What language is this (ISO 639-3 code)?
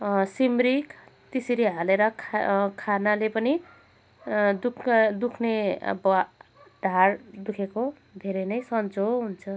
nep